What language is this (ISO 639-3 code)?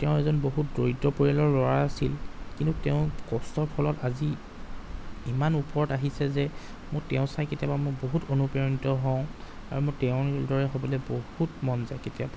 asm